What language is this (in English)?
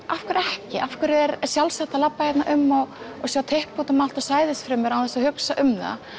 Icelandic